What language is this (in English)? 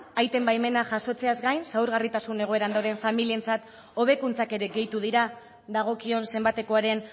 Basque